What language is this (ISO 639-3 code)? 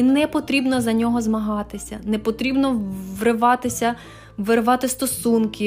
ukr